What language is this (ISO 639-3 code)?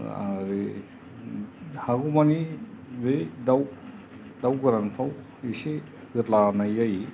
brx